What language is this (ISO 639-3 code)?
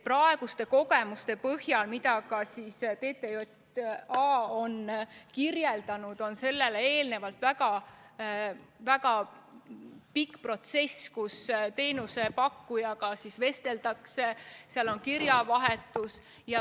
est